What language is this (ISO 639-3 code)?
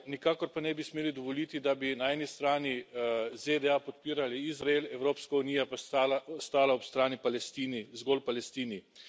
slv